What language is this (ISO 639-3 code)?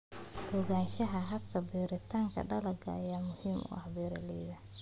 som